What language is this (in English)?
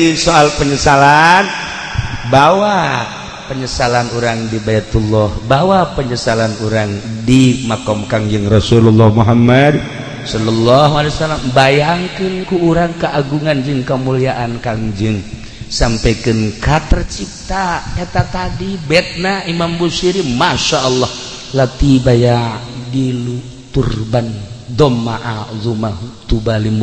Indonesian